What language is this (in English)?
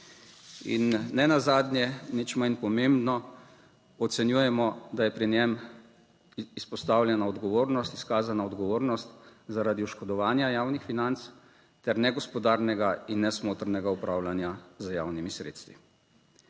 Slovenian